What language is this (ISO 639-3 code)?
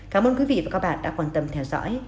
vie